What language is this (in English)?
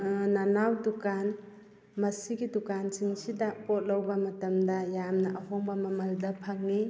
Manipuri